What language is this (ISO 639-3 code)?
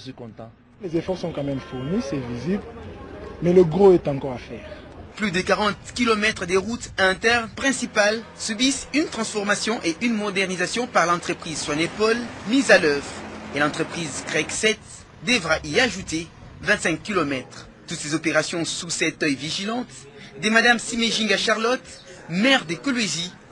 fra